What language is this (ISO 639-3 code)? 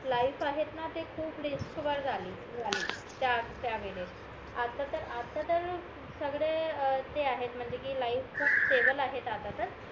mar